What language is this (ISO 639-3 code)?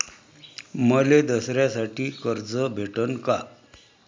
mar